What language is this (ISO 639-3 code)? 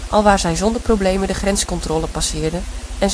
nld